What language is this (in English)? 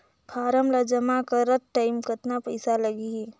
Chhattisgarhi